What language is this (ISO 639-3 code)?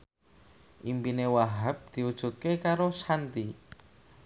jav